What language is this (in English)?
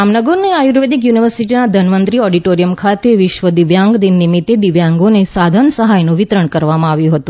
Gujarati